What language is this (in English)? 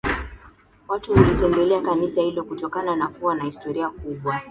Swahili